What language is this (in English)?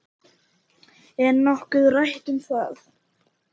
Icelandic